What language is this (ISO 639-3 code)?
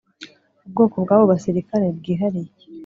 kin